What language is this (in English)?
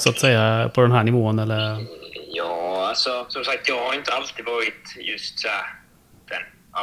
Swedish